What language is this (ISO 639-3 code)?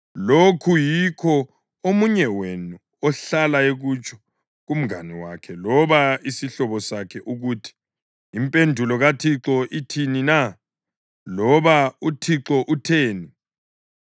nde